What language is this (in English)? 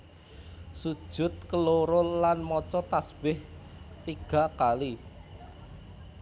Javanese